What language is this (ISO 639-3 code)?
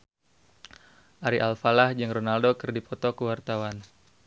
sun